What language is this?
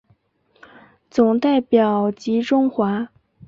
Chinese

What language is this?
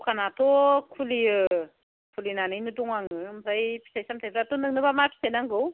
Bodo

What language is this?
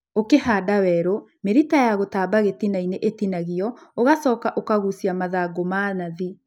Kikuyu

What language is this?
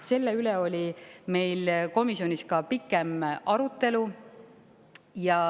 Estonian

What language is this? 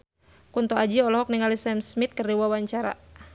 Sundanese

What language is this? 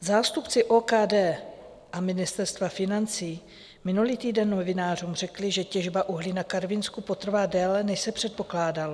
Czech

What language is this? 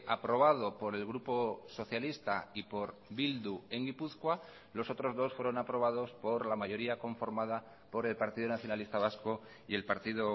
Spanish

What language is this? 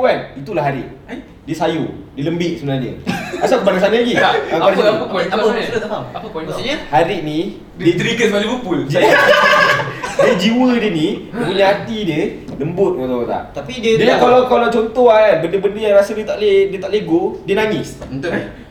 Malay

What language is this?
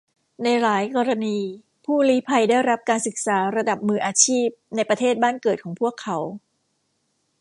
Thai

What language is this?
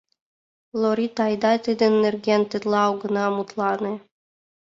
Mari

